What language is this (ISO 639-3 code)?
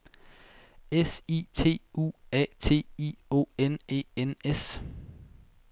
dan